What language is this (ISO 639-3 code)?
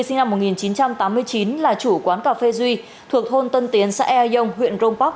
vie